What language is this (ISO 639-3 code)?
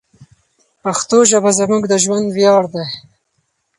pus